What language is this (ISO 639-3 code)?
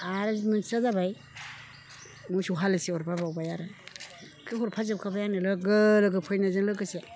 brx